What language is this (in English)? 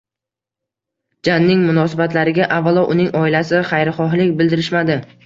Uzbek